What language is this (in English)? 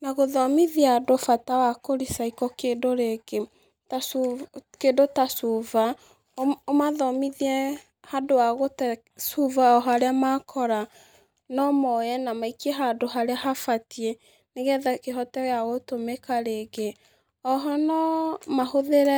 Kikuyu